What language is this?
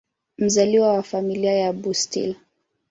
Swahili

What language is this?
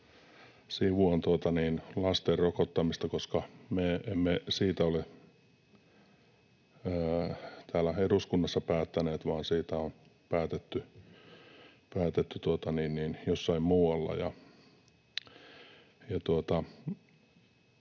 Finnish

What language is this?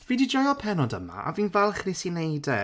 Welsh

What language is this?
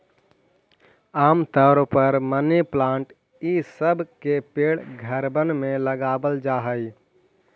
Magahi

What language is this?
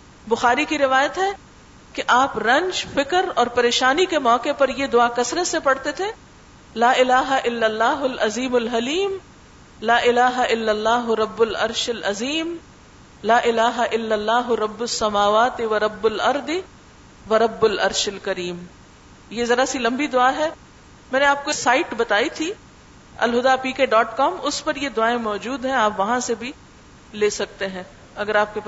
Urdu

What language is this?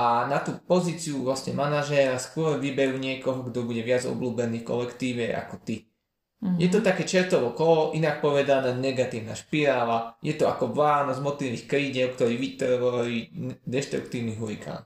Slovak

